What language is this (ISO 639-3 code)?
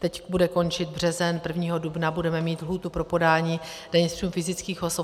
ces